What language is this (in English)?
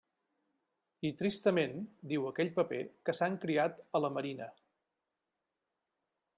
Catalan